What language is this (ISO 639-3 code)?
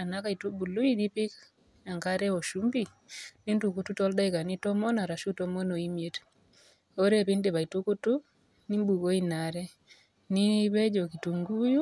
mas